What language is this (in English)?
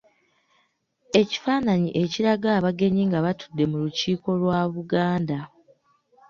Ganda